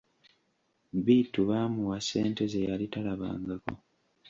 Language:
Ganda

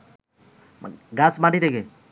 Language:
Bangla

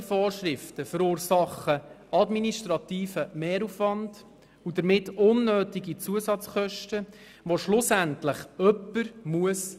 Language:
Swiss German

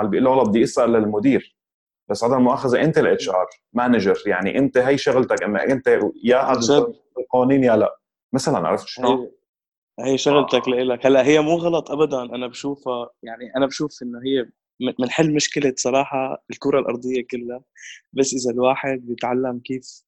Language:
Arabic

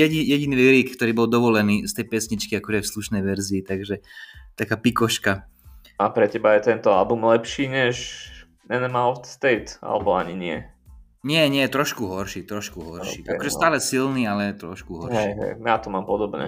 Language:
Slovak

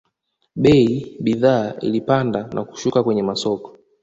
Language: Swahili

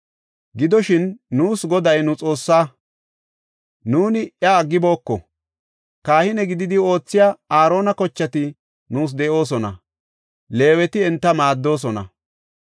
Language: Gofa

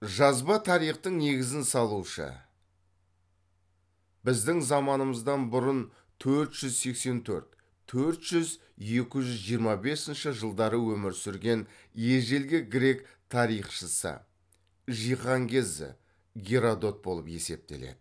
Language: Kazakh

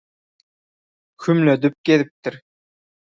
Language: Turkmen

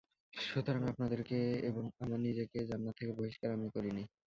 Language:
Bangla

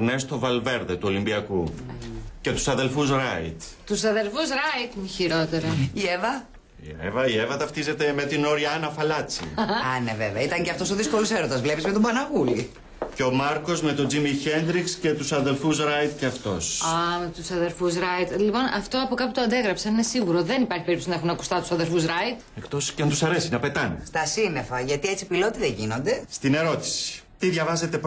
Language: Greek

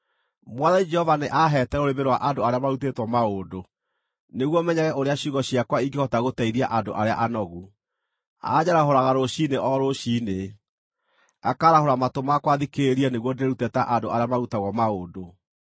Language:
Kikuyu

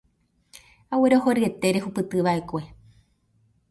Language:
Guarani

